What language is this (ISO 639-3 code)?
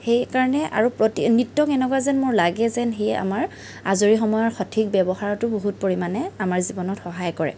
asm